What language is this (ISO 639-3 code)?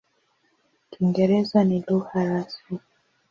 swa